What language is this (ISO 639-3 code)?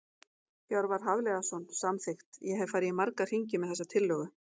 isl